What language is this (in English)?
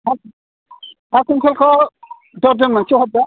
Bodo